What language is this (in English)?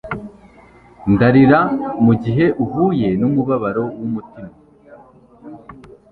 Kinyarwanda